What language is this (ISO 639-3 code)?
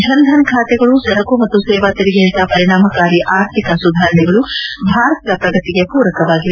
kan